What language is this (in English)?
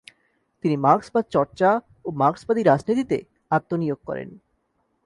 Bangla